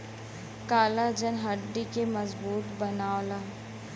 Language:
Bhojpuri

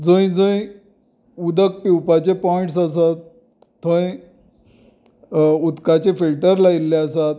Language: Konkani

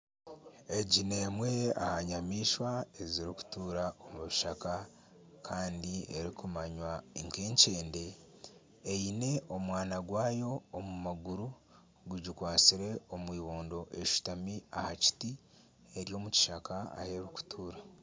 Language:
Nyankole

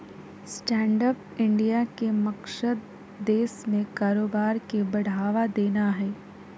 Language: Magahi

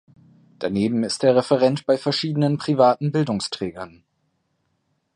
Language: German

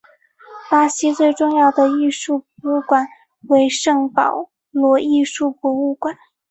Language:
Chinese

